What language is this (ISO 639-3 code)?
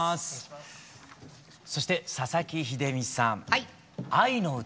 jpn